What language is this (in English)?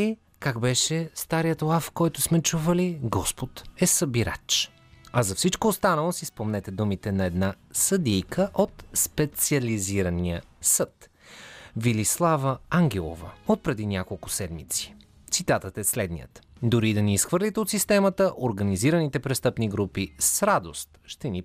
Bulgarian